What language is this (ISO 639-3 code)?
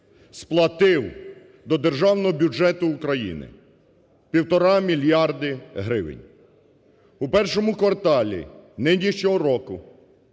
ukr